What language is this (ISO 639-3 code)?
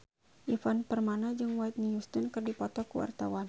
sun